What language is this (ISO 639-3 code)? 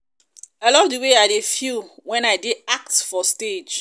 pcm